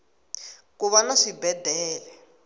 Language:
Tsonga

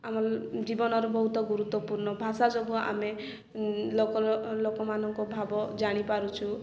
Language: Odia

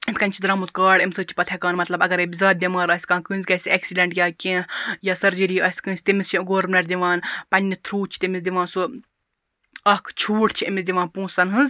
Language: Kashmiri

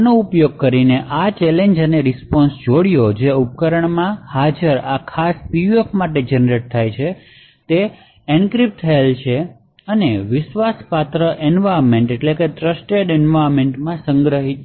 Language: Gujarati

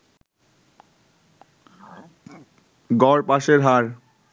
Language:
Bangla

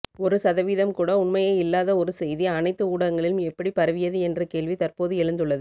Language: Tamil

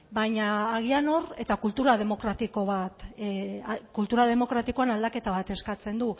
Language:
Basque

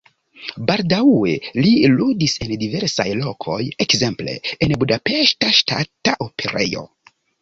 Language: Esperanto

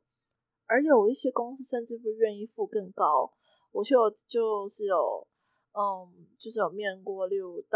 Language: Chinese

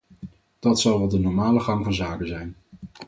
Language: Dutch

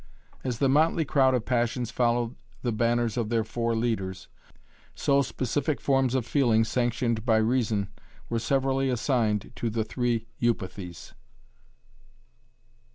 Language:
English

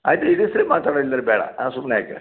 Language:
Kannada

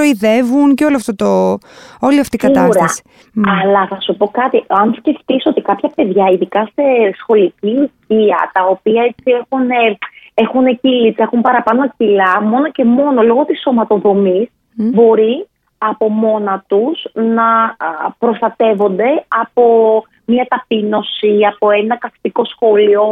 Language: Greek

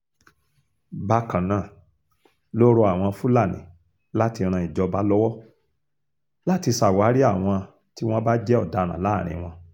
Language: Yoruba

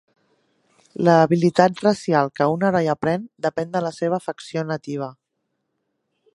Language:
Catalan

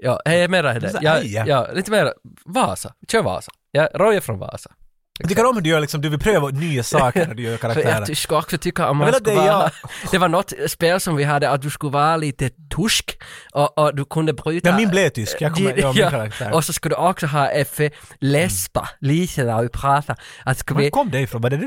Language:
Swedish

